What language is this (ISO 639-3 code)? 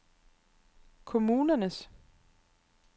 dan